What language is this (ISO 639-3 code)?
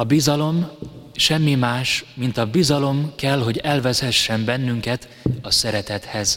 hun